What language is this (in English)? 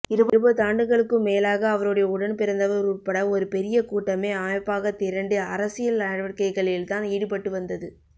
Tamil